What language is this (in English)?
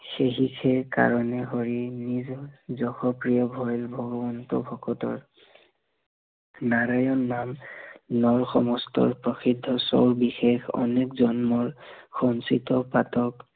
Assamese